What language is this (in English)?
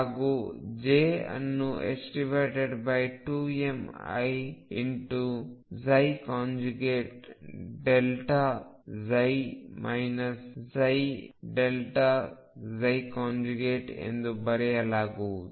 Kannada